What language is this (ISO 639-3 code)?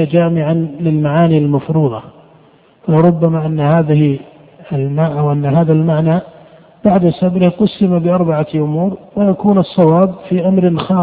ara